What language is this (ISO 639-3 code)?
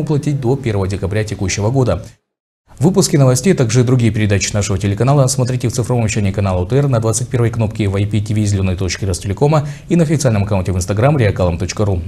rus